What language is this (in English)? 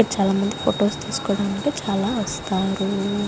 Telugu